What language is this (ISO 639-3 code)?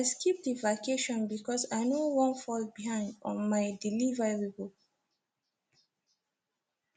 pcm